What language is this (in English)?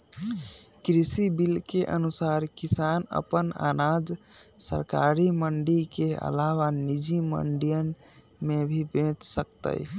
Magahi